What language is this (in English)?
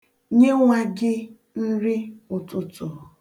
Igbo